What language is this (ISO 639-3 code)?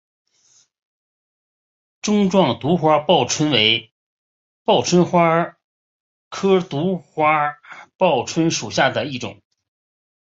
zho